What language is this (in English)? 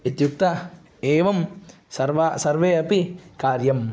Sanskrit